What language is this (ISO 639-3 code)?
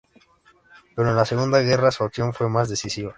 spa